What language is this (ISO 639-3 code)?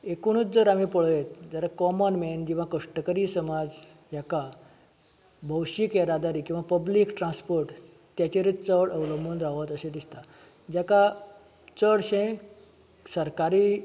kok